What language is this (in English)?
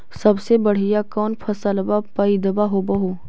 Magahi